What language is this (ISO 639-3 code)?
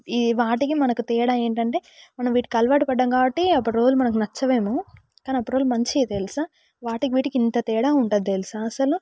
tel